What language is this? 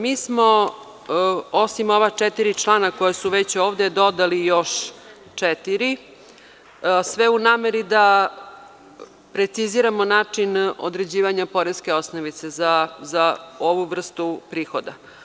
Serbian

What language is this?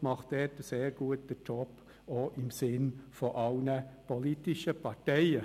Swiss German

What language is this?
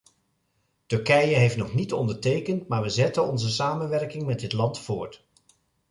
Dutch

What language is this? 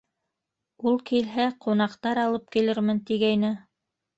Bashkir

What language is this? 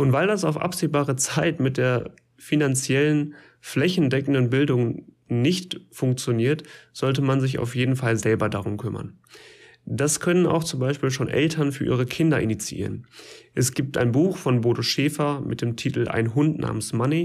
German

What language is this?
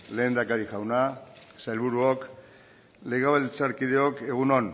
Basque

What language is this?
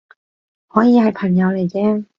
Cantonese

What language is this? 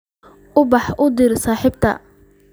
Somali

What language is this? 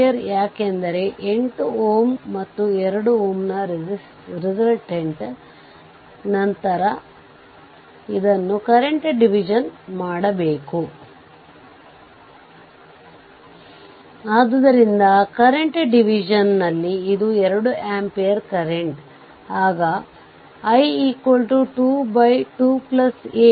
Kannada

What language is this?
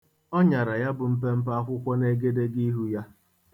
Igbo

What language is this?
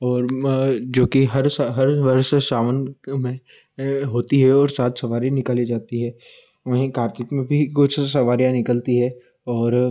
Hindi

